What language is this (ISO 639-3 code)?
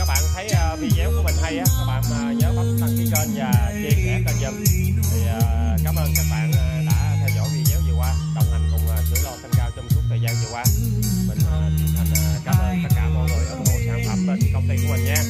vie